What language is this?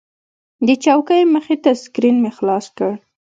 Pashto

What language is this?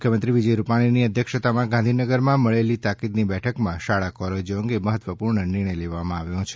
Gujarati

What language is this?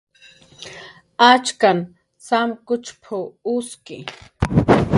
Jaqaru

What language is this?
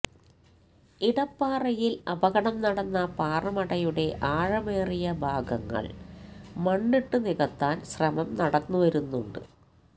Malayalam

